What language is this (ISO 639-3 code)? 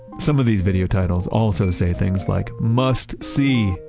eng